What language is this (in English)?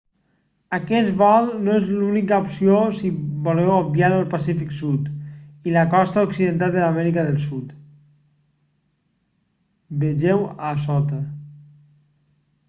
Catalan